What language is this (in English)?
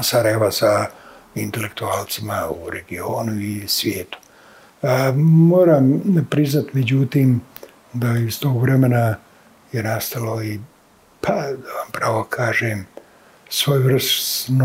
Croatian